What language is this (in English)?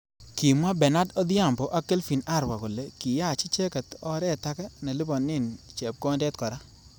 Kalenjin